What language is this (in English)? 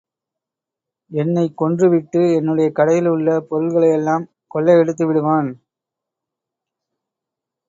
Tamil